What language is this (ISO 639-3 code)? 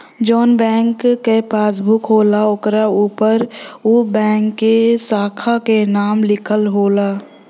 bho